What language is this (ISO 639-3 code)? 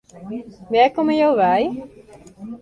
fry